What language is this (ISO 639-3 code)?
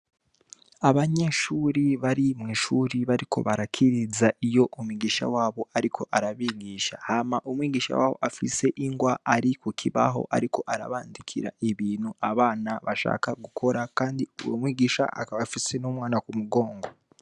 run